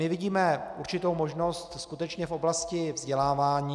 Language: Czech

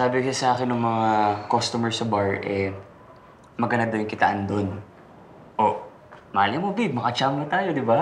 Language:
Filipino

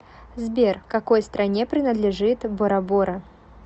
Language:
Russian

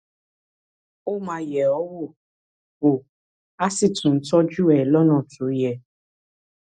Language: Yoruba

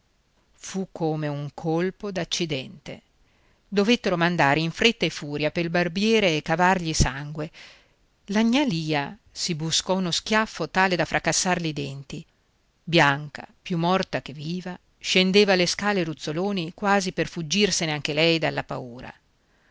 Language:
Italian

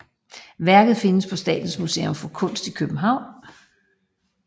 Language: Danish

